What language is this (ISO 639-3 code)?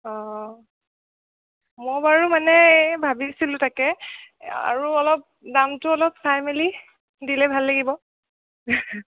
asm